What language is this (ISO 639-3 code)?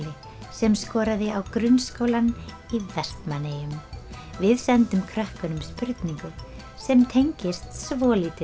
isl